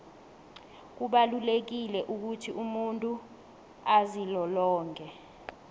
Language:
South Ndebele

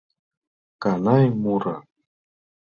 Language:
Mari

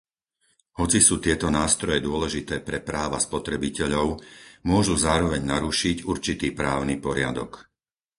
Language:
Slovak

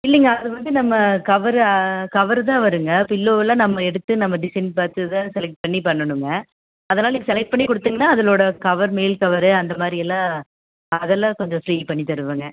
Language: Tamil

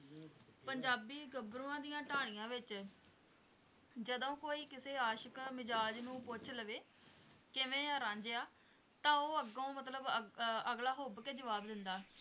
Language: Punjabi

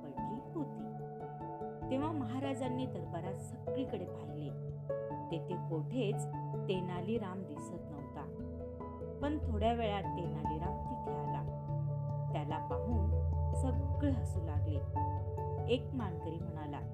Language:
Marathi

